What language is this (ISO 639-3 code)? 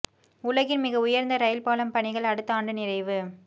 tam